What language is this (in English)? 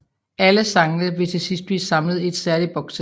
Danish